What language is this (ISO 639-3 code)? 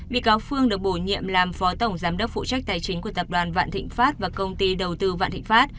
vie